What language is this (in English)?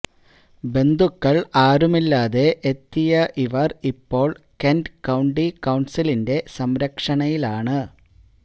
Malayalam